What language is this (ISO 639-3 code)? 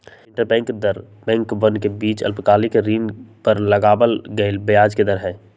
mag